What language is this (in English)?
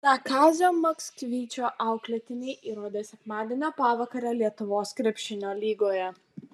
Lithuanian